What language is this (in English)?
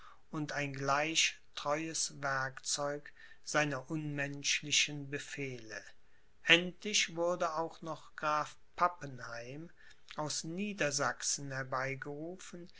German